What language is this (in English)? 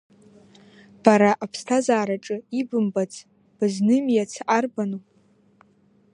Abkhazian